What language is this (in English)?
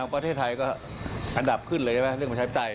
Thai